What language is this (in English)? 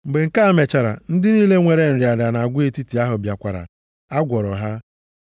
Igbo